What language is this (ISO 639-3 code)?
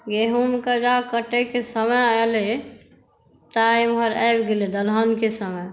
mai